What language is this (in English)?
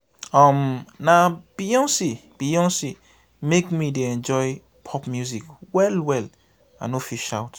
Nigerian Pidgin